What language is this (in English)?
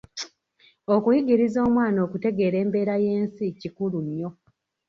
Ganda